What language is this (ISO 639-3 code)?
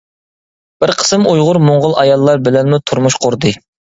uig